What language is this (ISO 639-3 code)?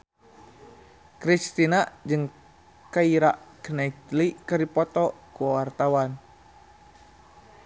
sun